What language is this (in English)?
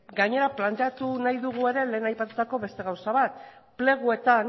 Basque